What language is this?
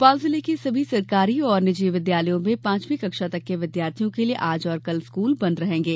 Hindi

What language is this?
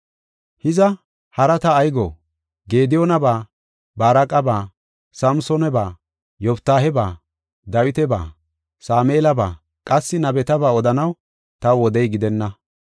Gofa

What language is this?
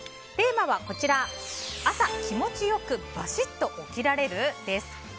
Japanese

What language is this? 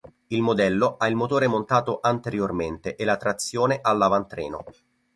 Italian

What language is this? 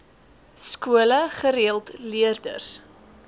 Afrikaans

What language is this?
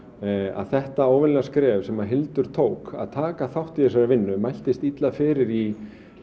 Icelandic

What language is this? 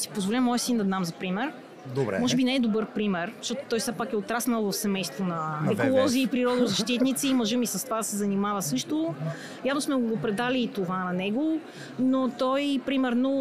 Bulgarian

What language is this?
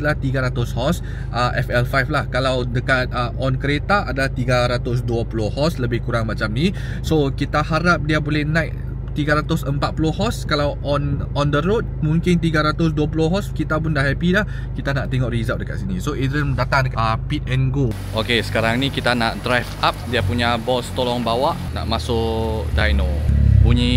Malay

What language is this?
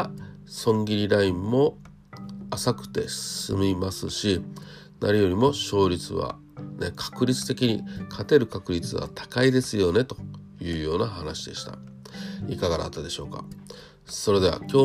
Japanese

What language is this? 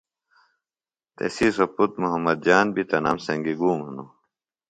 Phalura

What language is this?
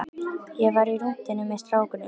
Icelandic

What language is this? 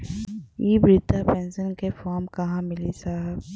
Bhojpuri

